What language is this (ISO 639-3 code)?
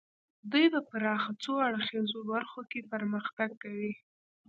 pus